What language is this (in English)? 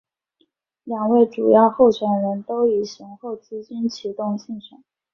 Chinese